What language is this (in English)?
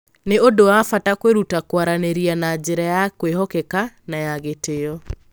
Kikuyu